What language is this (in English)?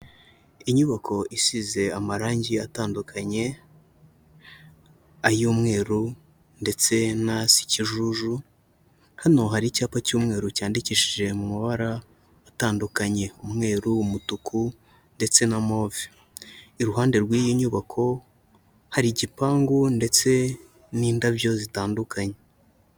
Kinyarwanda